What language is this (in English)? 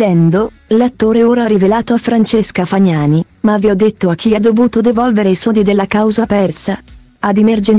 Italian